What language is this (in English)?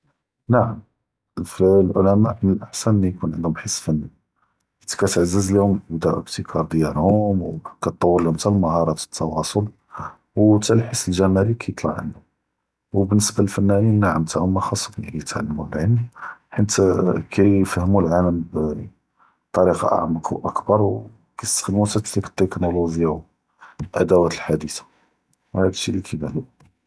Judeo-Arabic